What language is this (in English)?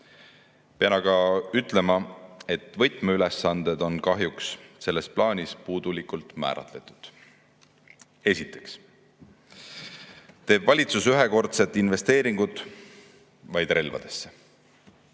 Estonian